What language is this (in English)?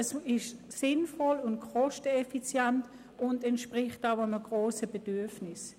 Swiss German